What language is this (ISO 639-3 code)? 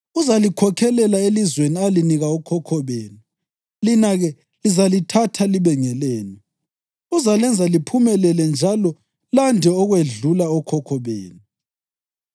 nde